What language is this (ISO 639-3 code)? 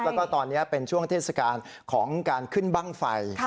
tha